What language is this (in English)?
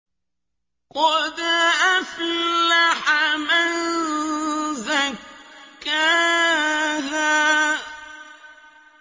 Arabic